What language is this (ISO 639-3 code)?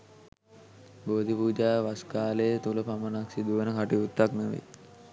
sin